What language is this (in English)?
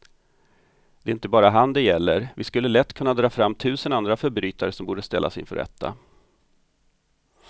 Swedish